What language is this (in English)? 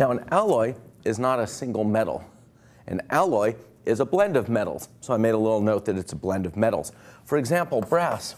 English